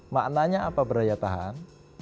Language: Indonesian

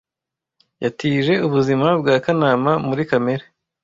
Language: Kinyarwanda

